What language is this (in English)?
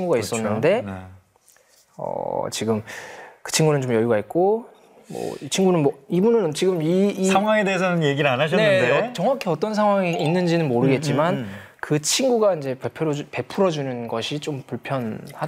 Korean